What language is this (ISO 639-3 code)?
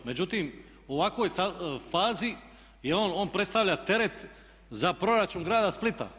hrv